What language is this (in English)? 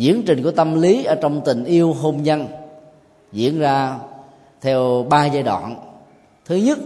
Vietnamese